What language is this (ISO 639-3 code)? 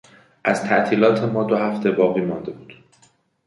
fas